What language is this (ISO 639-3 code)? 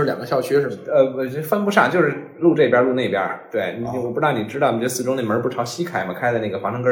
zho